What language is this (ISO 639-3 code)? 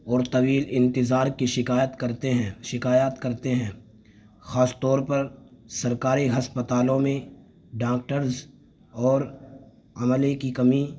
urd